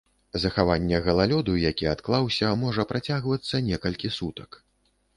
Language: Belarusian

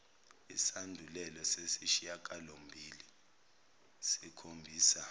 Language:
Zulu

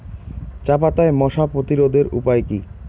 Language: Bangla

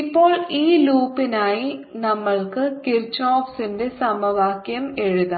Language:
Malayalam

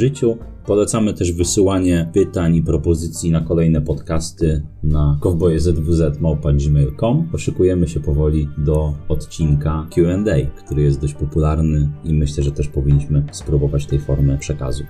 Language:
Polish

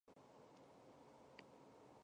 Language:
Chinese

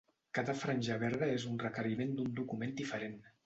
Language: Catalan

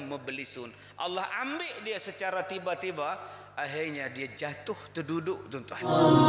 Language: Malay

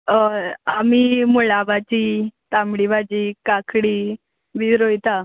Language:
Konkani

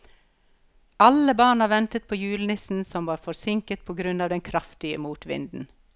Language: Norwegian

